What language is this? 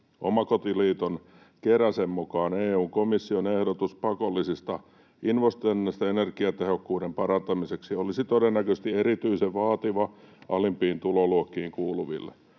Finnish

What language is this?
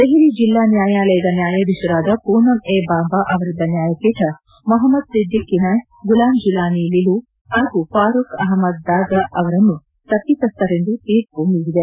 Kannada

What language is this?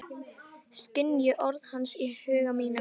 Icelandic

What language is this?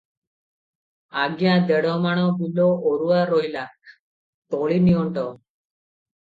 Odia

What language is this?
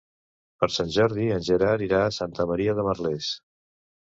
Catalan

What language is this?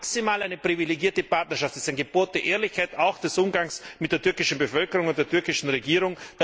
German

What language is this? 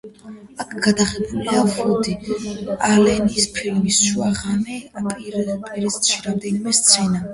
Georgian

